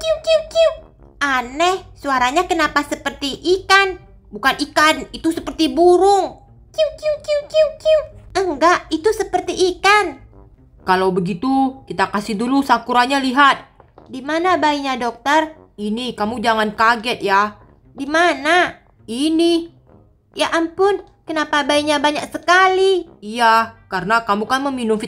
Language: Indonesian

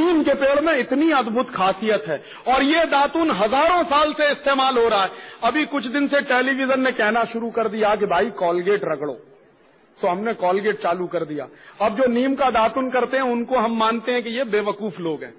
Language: Hindi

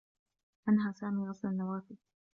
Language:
Arabic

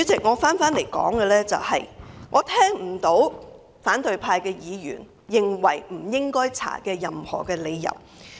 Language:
Cantonese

